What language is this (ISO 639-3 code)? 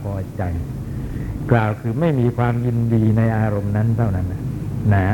tha